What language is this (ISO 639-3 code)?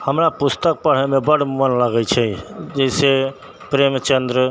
mai